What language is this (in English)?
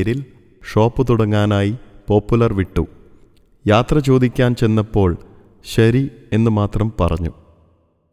Malayalam